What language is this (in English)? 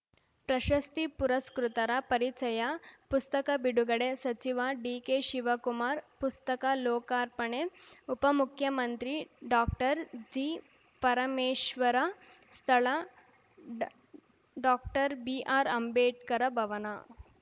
Kannada